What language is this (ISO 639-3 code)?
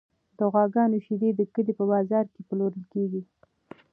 pus